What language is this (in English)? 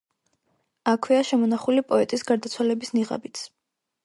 Georgian